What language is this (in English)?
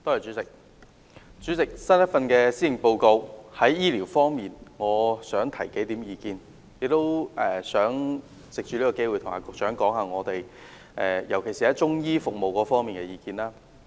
Cantonese